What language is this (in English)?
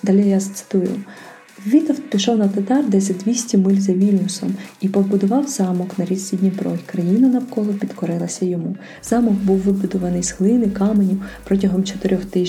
Ukrainian